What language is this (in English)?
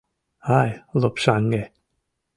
Mari